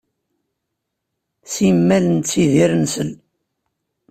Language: Kabyle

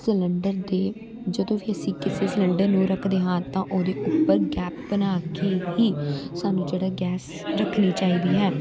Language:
Punjabi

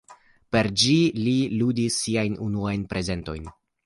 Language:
Esperanto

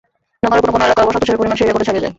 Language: Bangla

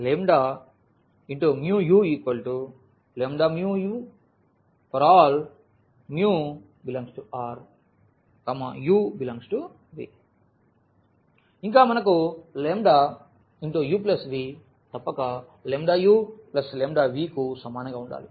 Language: Telugu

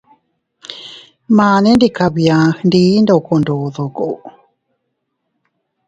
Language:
Teutila Cuicatec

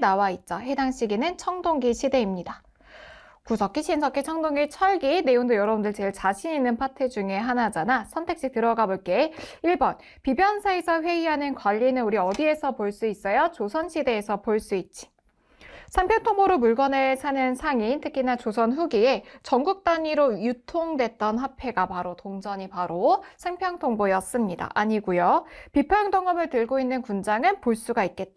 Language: Korean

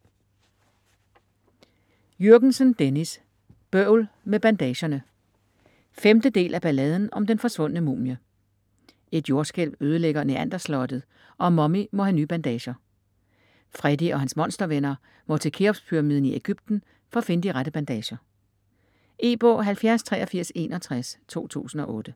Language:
Danish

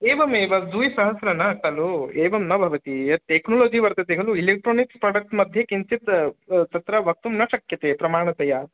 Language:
Sanskrit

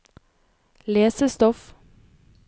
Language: Norwegian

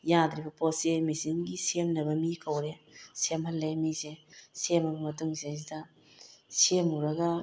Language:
Manipuri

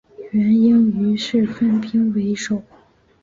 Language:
Chinese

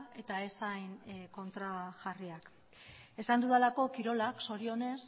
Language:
Basque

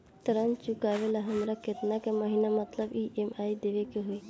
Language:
Bhojpuri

